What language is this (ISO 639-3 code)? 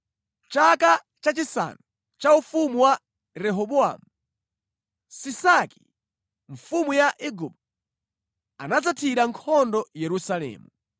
nya